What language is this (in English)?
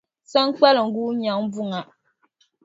Dagbani